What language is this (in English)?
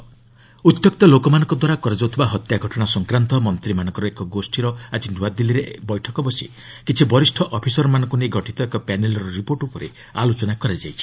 Odia